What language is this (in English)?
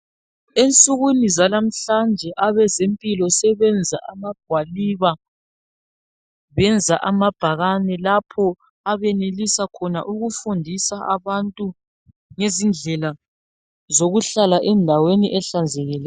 North Ndebele